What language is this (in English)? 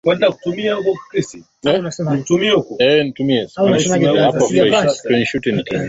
Swahili